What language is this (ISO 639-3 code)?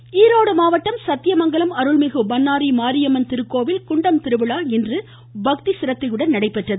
tam